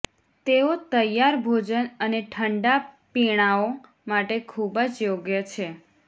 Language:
Gujarati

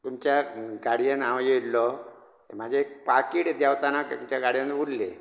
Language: Konkani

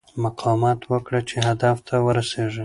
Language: Pashto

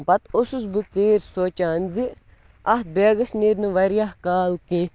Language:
Kashmiri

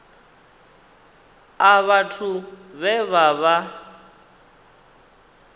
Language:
Venda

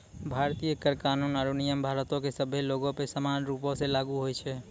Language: Maithili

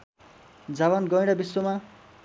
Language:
Nepali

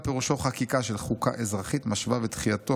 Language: Hebrew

